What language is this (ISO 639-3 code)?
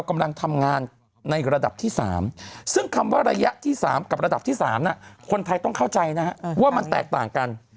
tha